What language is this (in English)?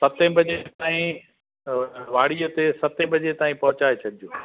Sindhi